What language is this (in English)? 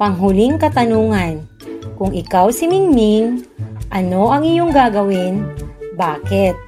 Filipino